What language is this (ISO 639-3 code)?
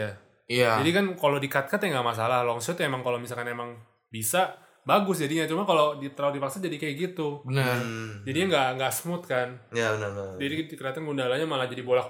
ind